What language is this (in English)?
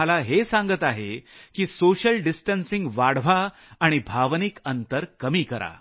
Marathi